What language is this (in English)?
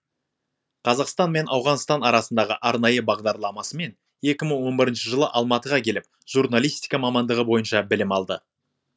Kazakh